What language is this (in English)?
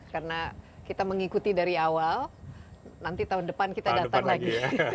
Indonesian